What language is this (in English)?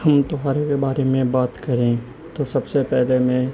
Urdu